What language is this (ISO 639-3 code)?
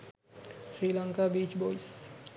sin